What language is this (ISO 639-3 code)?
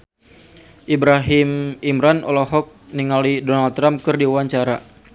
sun